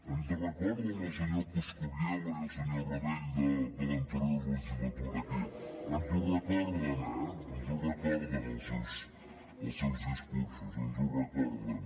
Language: Catalan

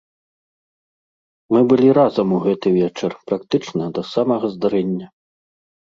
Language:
Belarusian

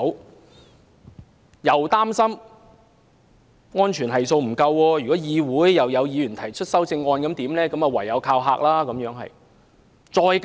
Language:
Cantonese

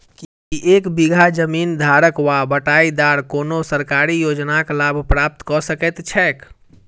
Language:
Maithili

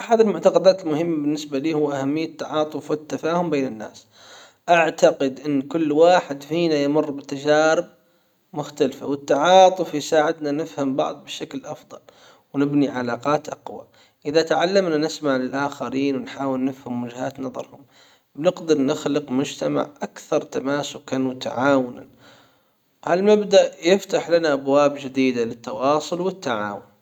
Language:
Hijazi Arabic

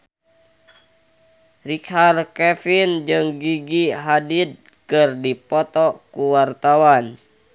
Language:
Sundanese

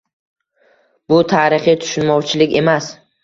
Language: Uzbek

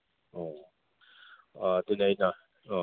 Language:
Manipuri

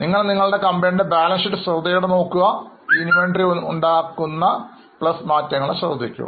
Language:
Malayalam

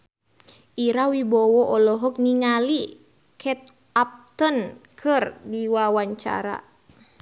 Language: Sundanese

